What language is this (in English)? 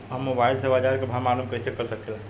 Bhojpuri